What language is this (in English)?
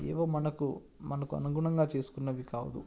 Telugu